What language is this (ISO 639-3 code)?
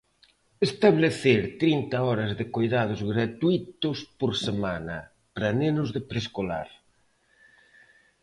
glg